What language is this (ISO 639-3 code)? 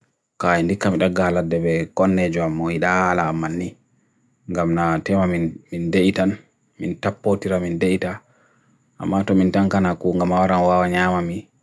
fui